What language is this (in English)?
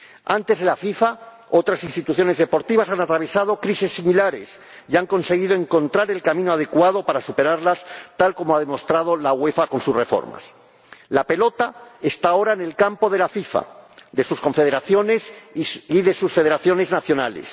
Spanish